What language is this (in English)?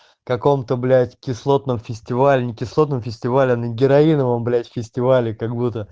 Russian